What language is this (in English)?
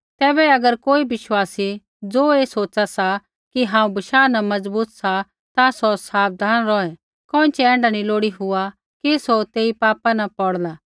Kullu Pahari